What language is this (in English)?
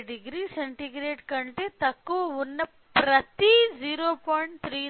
Telugu